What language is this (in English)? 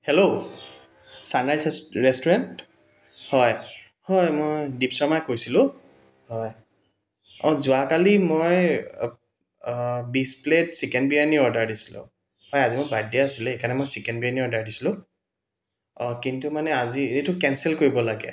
Assamese